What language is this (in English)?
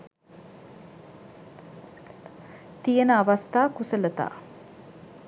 Sinhala